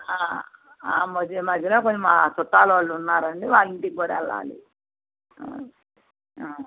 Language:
Telugu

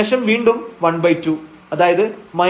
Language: Malayalam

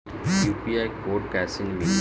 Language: Bhojpuri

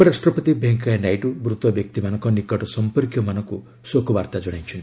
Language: Odia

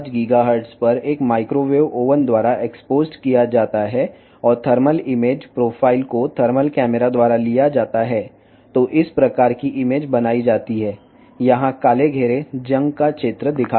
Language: Telugu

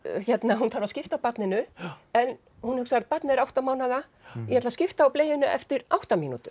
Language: Icelandic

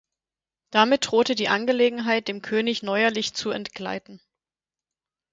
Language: German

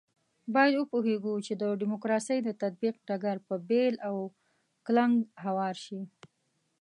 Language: Pashto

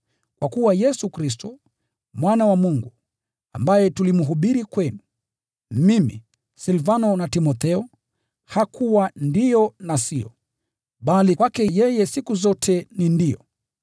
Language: Swahili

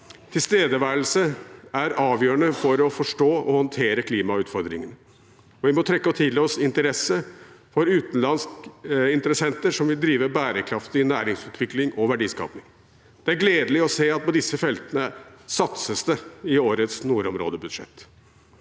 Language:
Norwegian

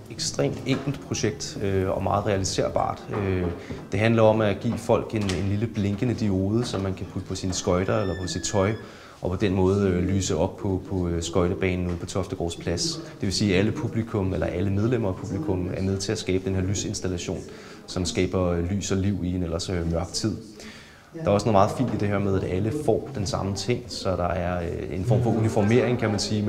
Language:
Danish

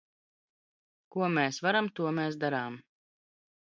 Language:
Latvian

